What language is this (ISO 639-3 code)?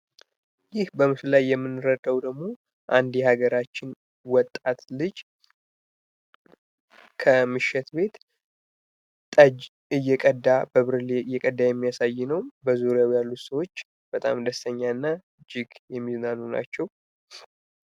amh